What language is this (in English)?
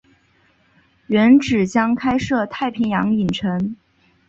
Chinese